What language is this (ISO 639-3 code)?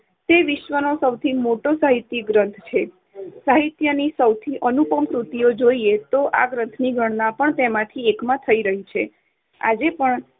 guj